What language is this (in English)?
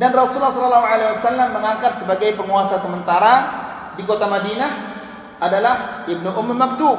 Malay